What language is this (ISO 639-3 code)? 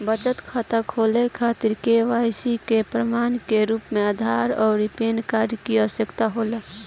bho